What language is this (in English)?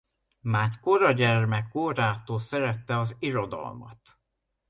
Hungarian